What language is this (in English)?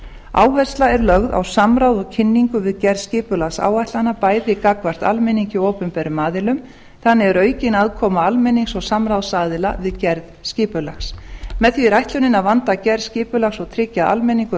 Icelandic